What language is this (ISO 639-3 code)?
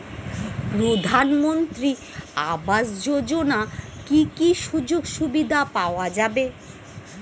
ben